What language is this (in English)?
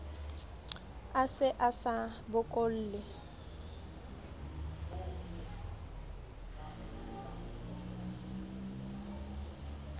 Southern Sotho